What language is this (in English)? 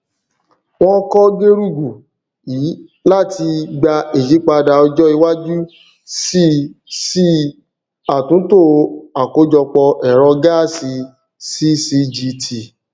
Yoruba